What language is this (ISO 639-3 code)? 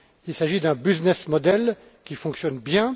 fra